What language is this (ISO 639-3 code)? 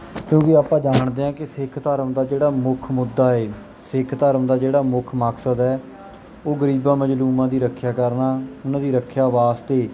pan